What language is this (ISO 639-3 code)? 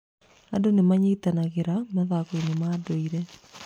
kik